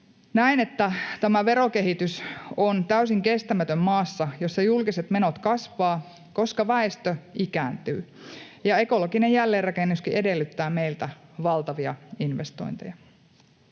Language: Finnish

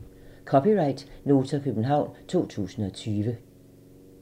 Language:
Danish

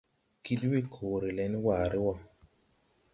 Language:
Tupuri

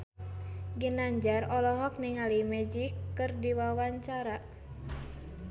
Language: Sundanese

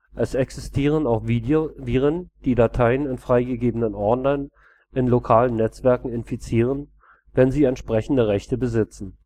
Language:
German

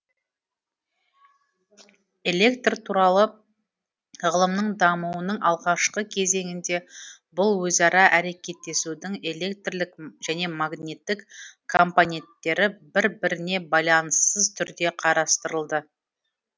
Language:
Kazakh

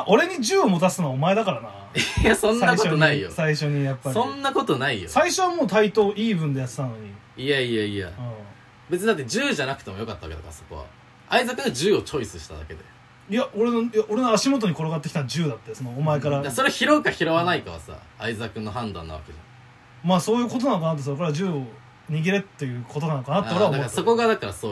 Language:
Japanese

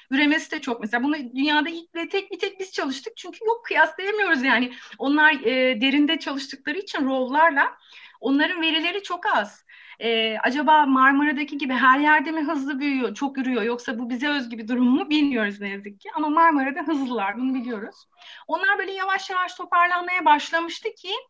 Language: Turkish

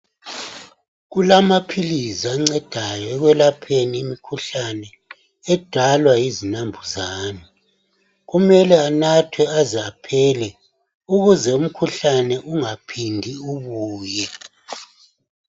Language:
North Ndebele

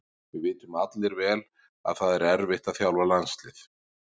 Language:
Icelandic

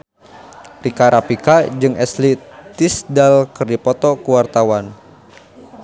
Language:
Sundanese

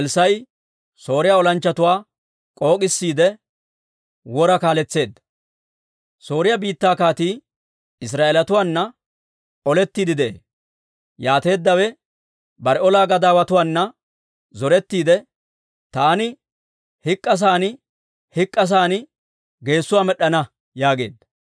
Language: Dawro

